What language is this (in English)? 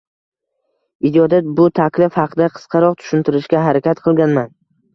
Uzbek